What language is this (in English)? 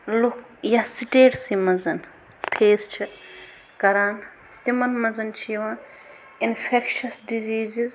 Kashmiri